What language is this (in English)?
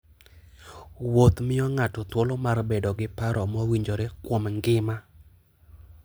Luo (Kenya and Tanzania)